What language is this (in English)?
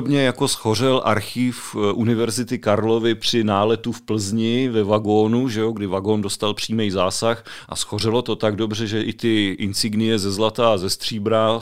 Czech